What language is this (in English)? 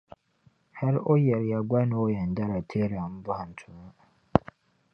Dagbani